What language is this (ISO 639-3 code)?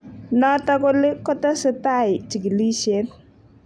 kln